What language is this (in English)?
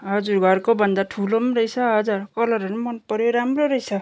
Nepali